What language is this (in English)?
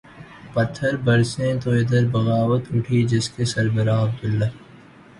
Urdu